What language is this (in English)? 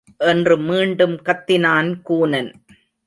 Tamil